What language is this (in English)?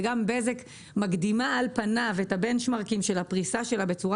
Hebrew